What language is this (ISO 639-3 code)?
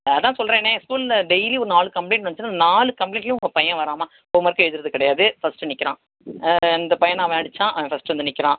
tam